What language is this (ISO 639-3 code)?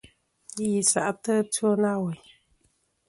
bkm